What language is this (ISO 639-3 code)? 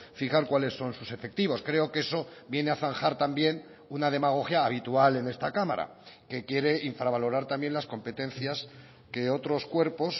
spa